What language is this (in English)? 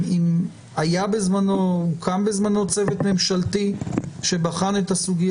Hebrew